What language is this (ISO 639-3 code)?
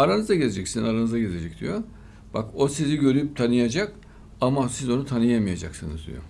tur